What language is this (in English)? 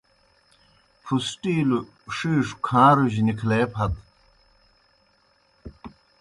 Kohistani Shina